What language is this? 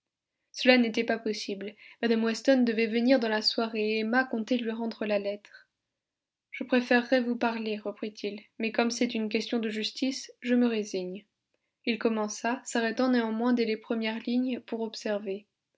French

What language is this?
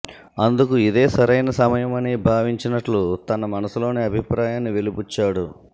Telugu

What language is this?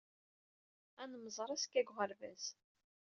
Kabyle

